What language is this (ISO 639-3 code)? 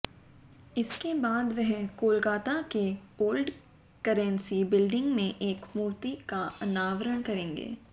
hin